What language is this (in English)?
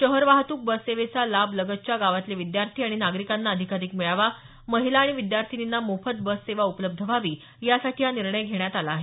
Marathi